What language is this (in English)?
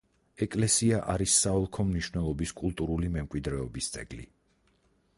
Georgian